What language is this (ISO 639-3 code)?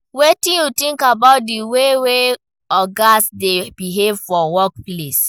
pcm